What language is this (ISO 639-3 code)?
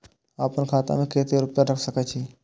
mai